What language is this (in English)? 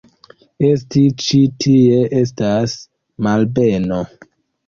Esperanto